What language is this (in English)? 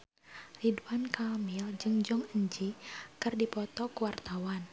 Sundanese